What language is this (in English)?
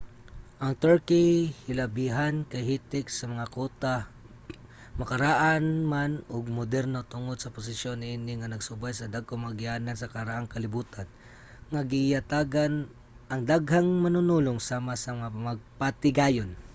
Cebuano